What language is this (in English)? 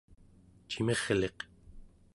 Central Yupik